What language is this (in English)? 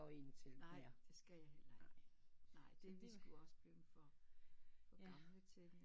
Danish